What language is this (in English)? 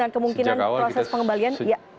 Indonesian